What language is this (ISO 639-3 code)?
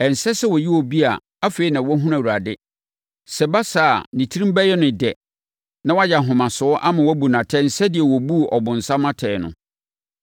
aka